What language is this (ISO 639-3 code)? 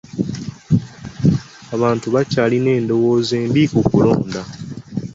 lug